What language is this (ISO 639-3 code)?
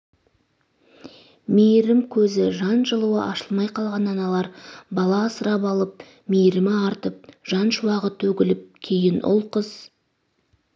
kaz